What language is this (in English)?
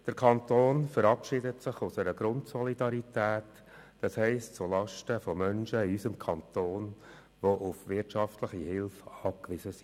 Swiss German